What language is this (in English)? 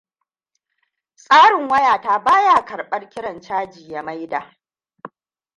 Hausa